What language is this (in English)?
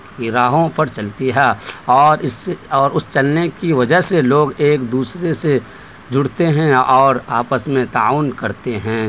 Urdu